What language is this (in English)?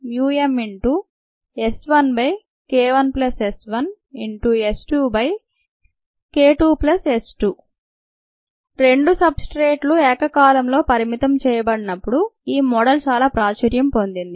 Telugu